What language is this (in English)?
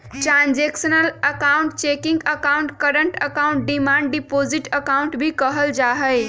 Magahi